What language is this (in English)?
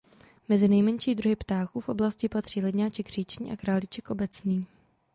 Czech